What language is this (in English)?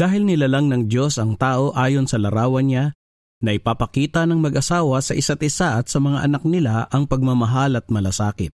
Filipino